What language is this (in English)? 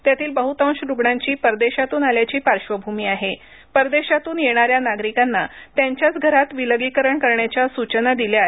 Marathi